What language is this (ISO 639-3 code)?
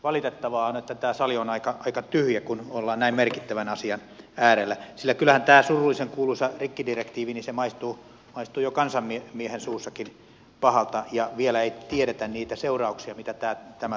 fin